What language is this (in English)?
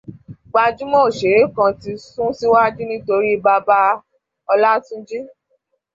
Yoruba